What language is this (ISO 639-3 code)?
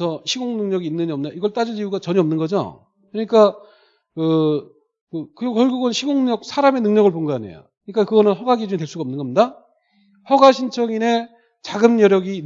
kor